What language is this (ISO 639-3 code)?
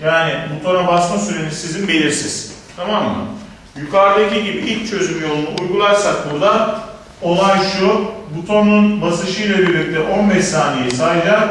tur